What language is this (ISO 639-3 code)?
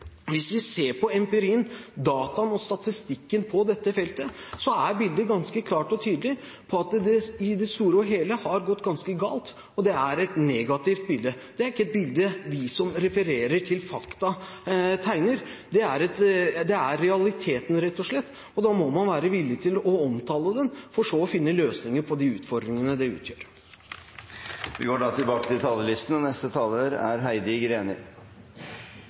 nor